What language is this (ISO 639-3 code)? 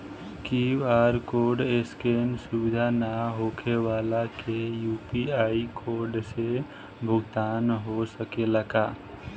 bho